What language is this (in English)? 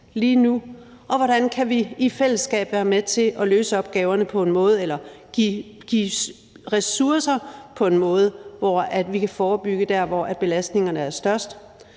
Danish